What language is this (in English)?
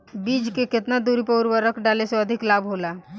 Bhojpuri